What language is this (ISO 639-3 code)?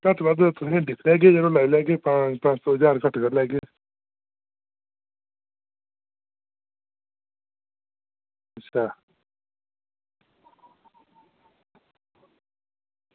doi